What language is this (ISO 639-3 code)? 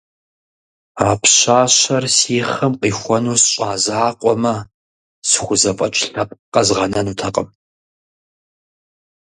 kbd